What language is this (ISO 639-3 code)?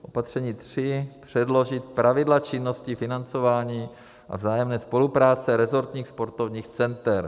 ces